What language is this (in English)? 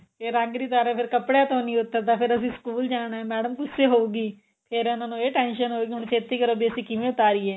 Punjabi